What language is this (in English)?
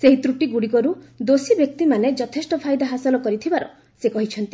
Odia